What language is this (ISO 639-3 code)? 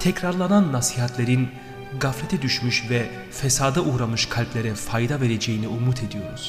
tur